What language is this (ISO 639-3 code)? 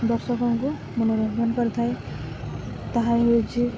ori